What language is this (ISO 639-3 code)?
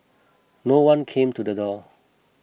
eng